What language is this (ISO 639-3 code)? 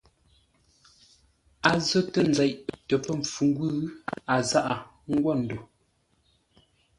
nla